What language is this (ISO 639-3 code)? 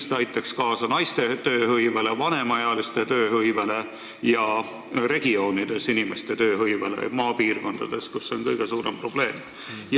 est